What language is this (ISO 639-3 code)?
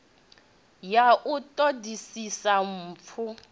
ven